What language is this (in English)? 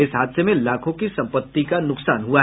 Hindi